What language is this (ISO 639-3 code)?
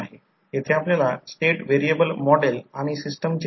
mar